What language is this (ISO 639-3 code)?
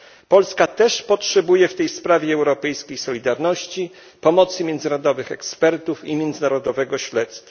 pol